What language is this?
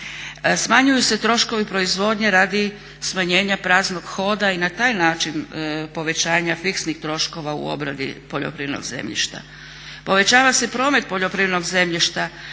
Croatian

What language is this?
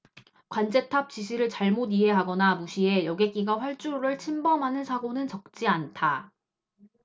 Korean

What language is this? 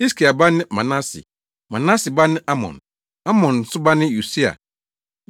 Akan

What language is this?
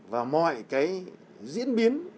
Vietnamese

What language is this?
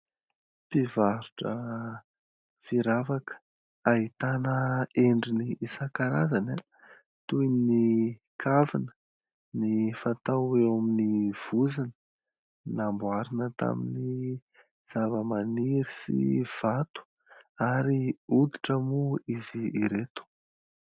Malagasy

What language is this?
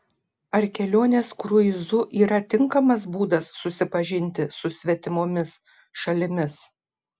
Lithuanian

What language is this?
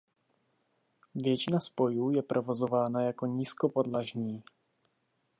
Czech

